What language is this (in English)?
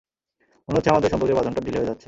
Bangla